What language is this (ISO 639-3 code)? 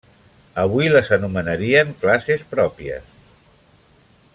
cat